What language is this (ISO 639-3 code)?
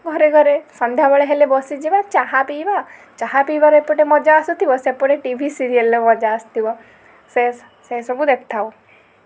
ori